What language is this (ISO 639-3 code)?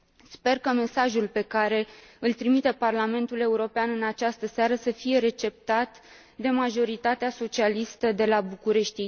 ron